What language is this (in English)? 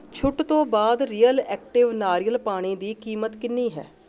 Punjabi